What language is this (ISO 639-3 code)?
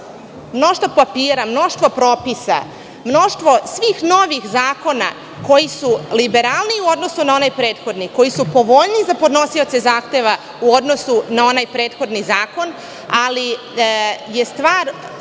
srp